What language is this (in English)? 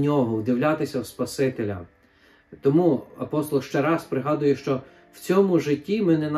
Ukrainian